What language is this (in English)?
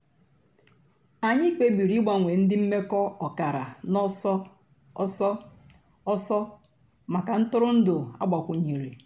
Igbo